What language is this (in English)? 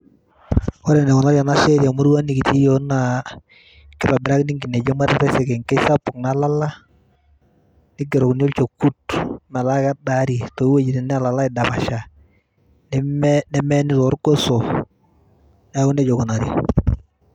Masai